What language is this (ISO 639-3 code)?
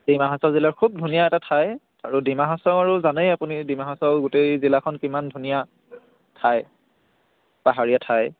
asm